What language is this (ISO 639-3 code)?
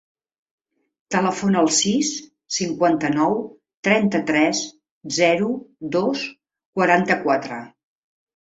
cat